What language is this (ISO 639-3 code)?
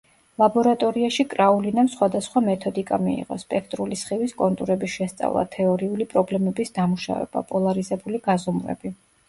kat